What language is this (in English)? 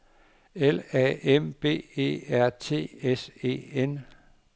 Danish